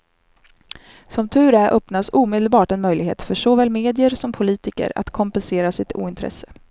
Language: Swedish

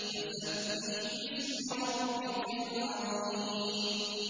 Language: Arabic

